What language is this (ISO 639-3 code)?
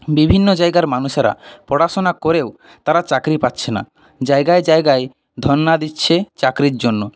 ben